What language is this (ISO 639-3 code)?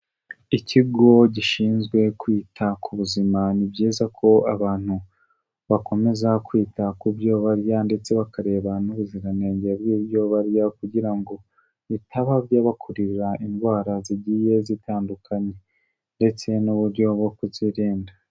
kin